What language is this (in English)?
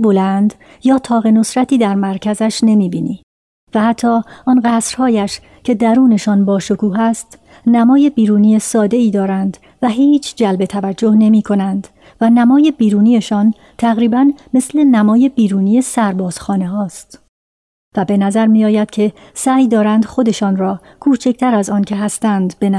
Persian